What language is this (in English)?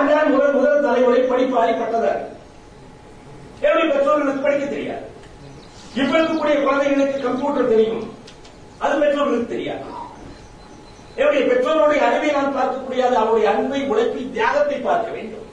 Tamil